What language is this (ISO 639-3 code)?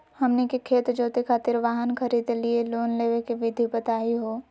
mag